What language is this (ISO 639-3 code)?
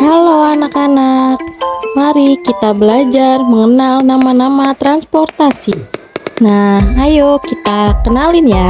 ind